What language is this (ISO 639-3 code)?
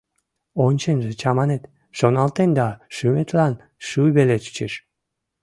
chm